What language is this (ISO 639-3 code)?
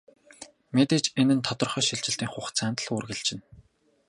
mon